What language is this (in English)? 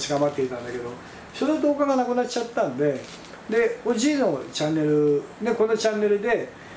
Japanese